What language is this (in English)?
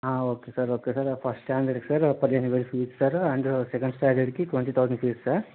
Telugu